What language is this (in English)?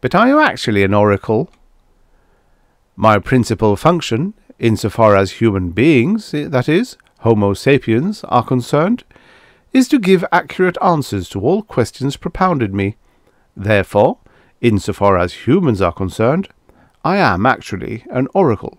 English